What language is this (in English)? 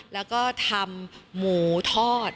Thai